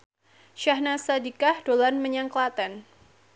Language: Javanese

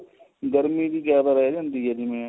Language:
Punjabi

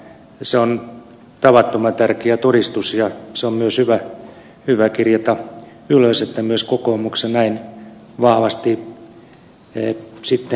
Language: Finnish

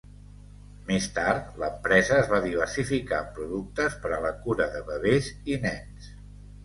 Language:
Catalan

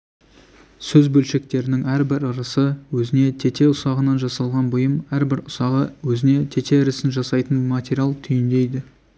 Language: Kazakh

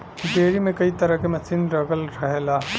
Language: Bhojpuri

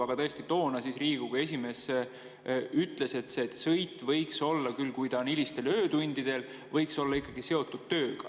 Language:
Estonian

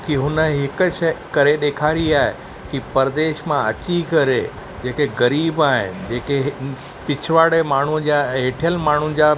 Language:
Sindhi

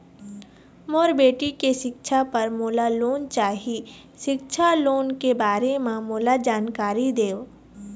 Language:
Chhattisgarhi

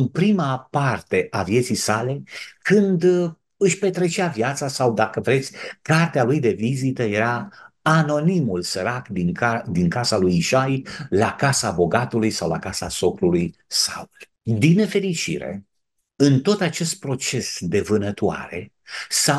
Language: Romanian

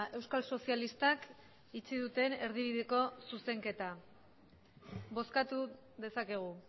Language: Basque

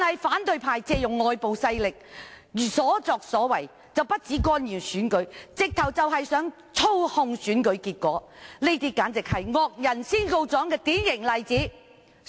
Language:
Cantonese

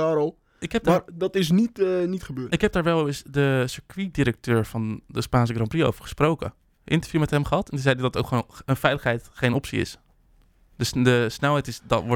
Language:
Dutch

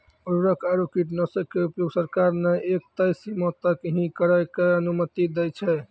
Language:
Maithili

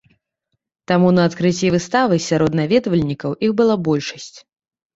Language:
Belarusian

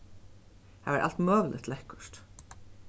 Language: Faroese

